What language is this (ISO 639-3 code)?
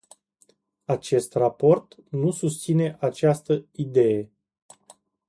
ron